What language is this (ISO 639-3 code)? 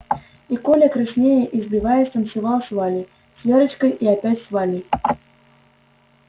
rus